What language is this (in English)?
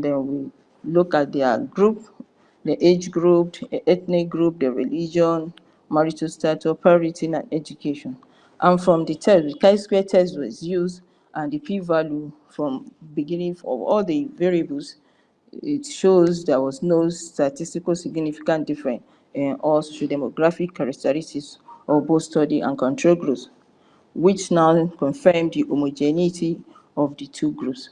English